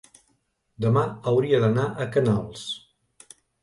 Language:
Catalan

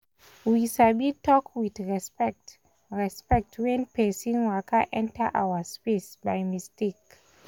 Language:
Nigerian Pidgin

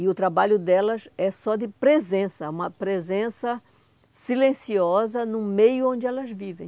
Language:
Portuguese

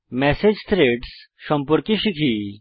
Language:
Bangla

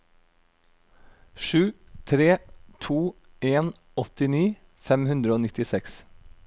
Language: Norwegian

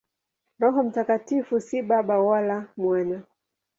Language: Swahili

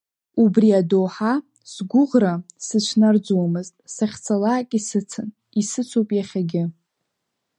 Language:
Abkhazian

